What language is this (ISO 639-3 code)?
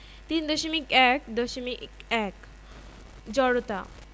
ben